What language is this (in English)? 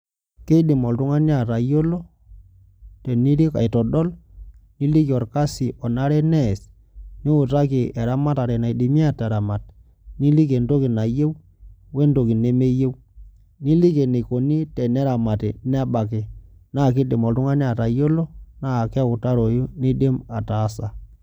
Masai